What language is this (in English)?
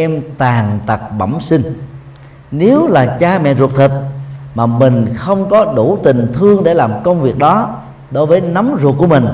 Vietnamese